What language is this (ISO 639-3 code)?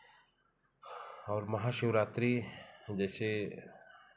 hin